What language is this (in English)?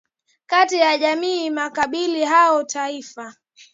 Swahili